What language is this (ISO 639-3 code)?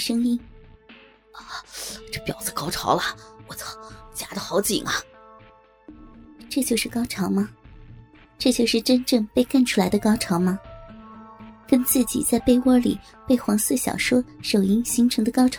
zho